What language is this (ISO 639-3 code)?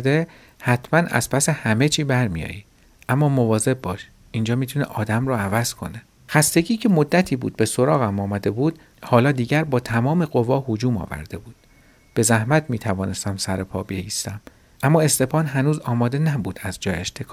fas